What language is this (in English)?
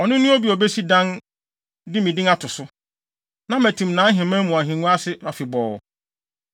Akan